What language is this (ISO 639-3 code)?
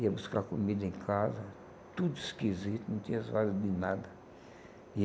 por